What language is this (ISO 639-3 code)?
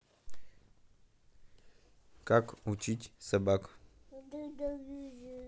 rus